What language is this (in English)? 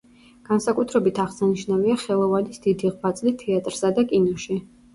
Georgian